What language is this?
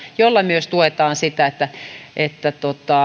Finnish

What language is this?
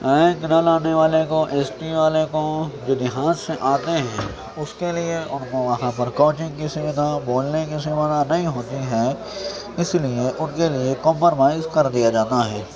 Urdu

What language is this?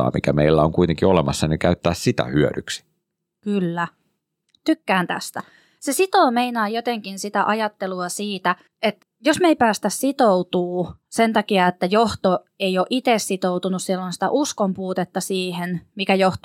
Finnish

